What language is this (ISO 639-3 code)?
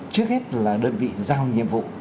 vie